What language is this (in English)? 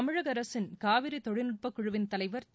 Tamil